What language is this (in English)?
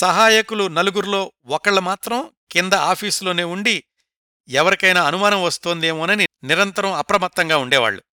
Telugu